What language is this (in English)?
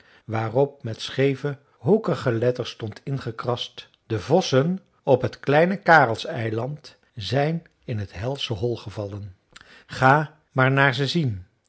Dutch